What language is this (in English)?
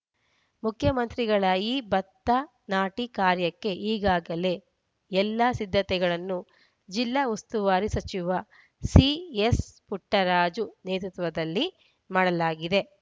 Kannada